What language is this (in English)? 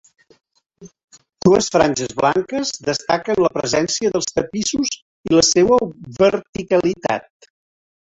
Catalan